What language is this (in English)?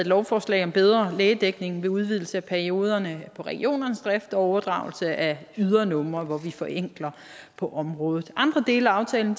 Danish